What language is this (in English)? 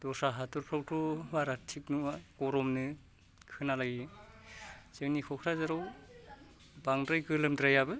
Bodo